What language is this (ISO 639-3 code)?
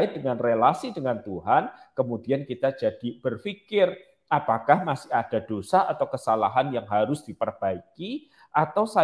ind